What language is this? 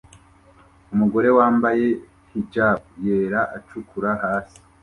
Kinyarwanda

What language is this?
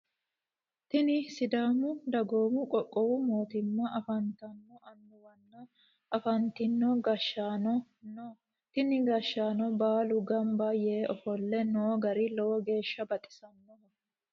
Sidamo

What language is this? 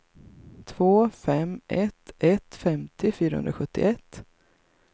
Swedish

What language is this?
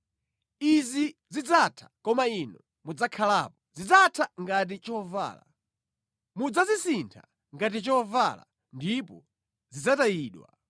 Nyanja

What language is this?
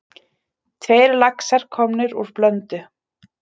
Icelandic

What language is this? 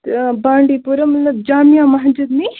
Kashmiri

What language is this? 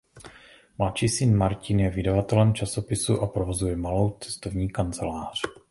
Czech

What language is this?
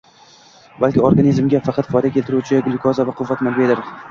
Uzbek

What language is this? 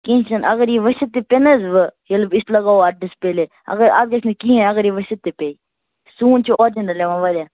Kashmiri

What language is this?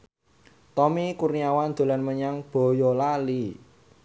Javanese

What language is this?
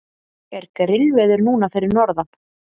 Icelandic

